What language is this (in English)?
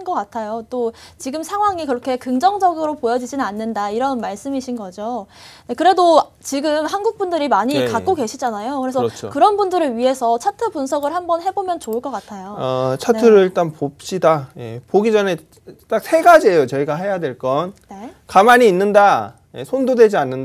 Korean